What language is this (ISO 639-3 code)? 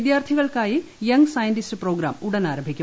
mal